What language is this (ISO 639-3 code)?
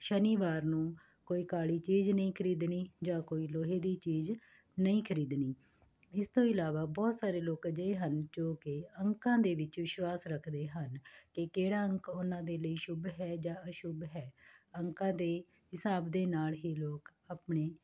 pan